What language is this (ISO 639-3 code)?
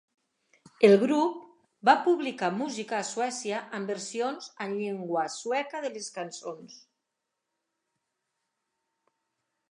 cat